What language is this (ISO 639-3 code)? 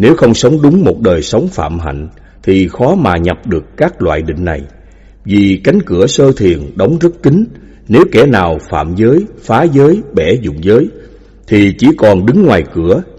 vie